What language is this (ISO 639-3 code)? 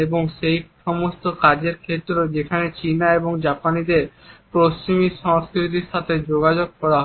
ben